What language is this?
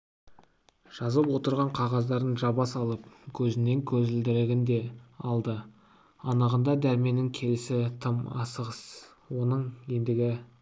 Kazakh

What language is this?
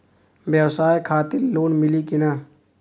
Bhojpuri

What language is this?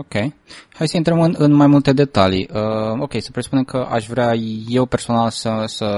Romanian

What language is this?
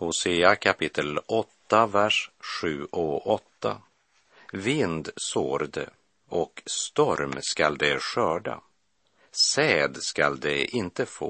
Swedish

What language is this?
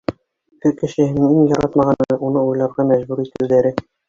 Bashkir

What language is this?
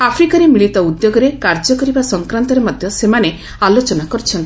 Odia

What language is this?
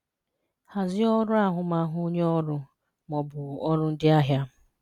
Igbo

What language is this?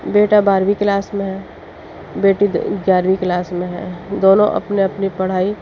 Urdu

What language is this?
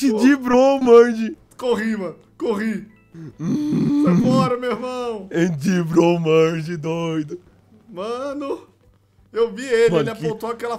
Portuguese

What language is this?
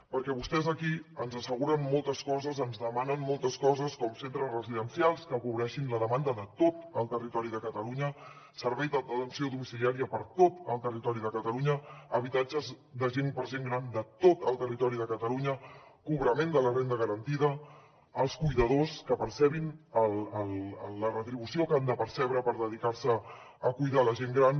Catalan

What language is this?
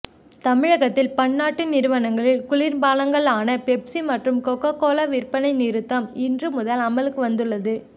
Tamil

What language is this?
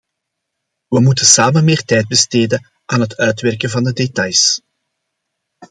Dutch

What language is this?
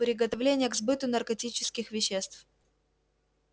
Russian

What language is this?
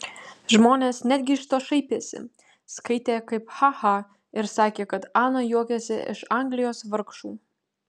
Lithuanian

